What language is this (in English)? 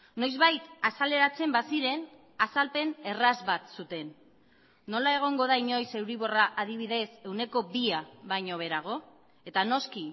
Basque